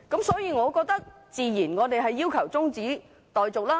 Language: Cantonese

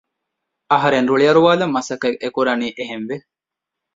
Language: Divehi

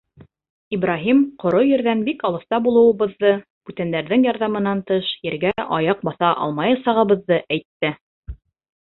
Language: Bashkir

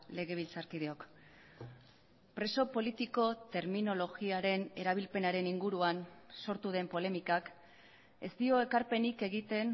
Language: Basque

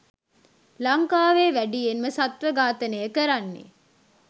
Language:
Sinhala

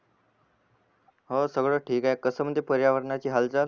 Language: Marathi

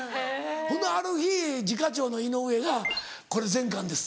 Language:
Japanese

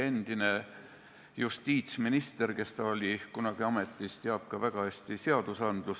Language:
Estonian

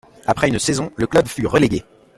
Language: French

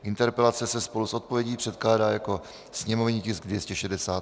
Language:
Czech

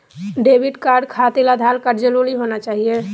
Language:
Magahi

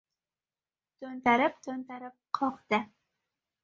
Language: Uzbek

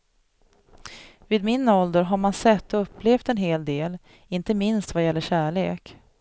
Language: Swedish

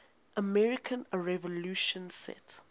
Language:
English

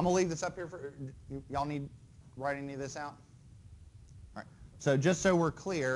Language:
English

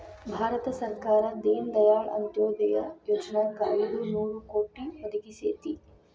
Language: Kannada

